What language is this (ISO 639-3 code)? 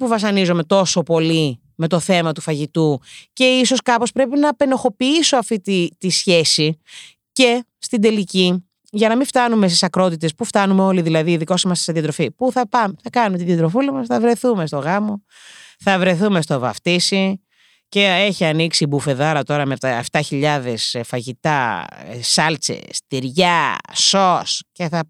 ell